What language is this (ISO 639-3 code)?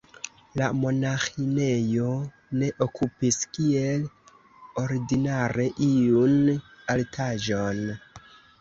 epo